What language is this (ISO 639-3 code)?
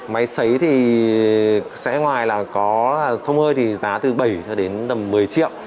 vie